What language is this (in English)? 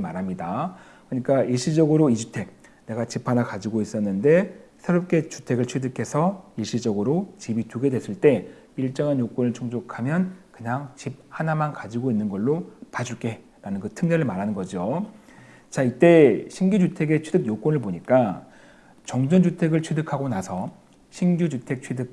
Korean